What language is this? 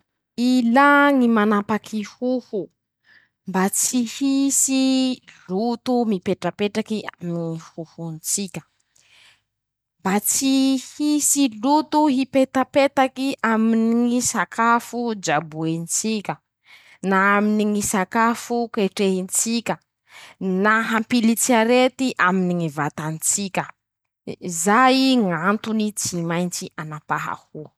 Masikoro Malagasy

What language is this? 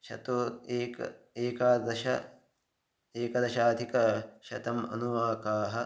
Sanskrit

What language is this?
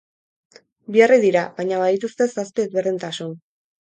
Basque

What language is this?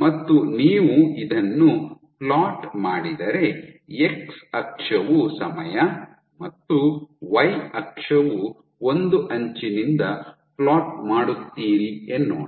Kannada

